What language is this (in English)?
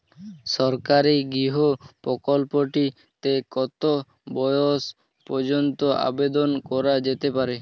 Bangla